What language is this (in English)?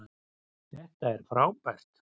Icelandic